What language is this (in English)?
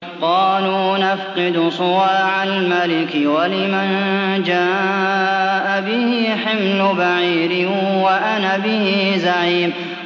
Arabic